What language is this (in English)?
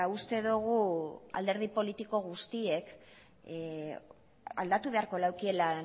Basque